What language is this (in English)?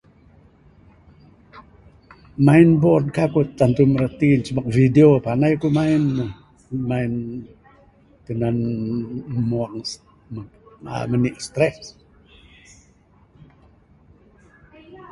Bukar-Sadung Bidayuh